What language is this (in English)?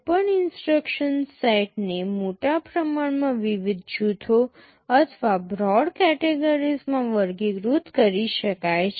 Gujarati